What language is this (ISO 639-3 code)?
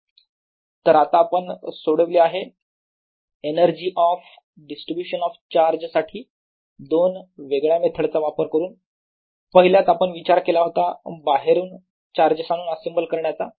mar